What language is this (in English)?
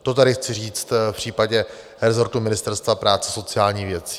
Czech